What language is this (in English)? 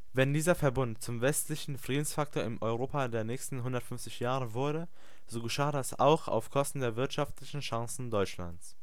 German